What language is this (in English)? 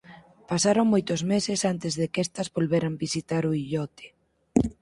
Galician